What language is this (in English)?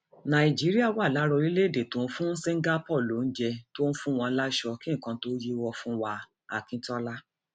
Yoruba